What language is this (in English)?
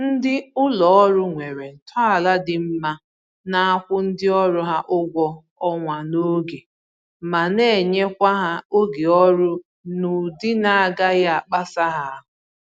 Igbo